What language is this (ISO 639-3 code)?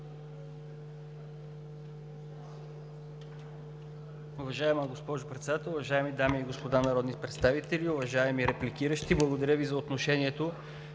bul